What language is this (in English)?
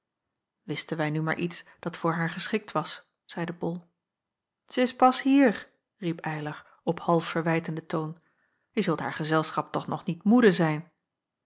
Dutch